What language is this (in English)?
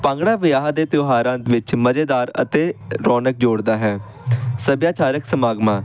Punjabi